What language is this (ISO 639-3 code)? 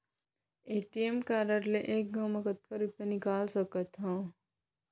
hne